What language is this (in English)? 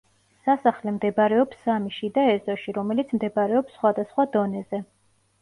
Georgian